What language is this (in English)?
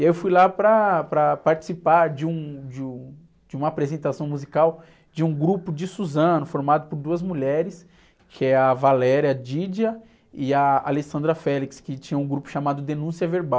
Portuguese